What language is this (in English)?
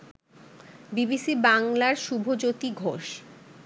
Bangla